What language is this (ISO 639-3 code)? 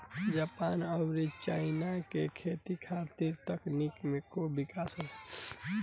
bho